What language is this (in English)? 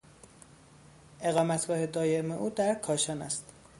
Persian